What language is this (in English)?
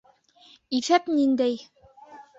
Bashkir